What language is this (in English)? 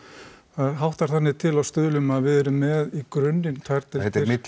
Icelandic